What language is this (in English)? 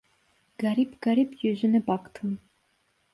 Turkish